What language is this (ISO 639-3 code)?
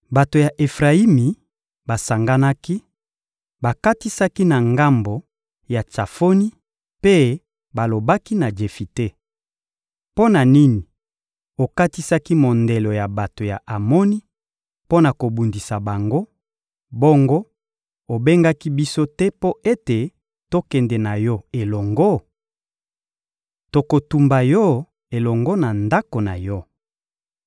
lin